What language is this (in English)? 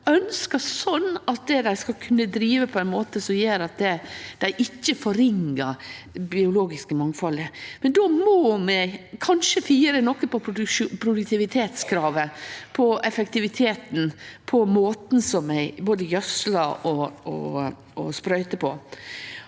Norwegian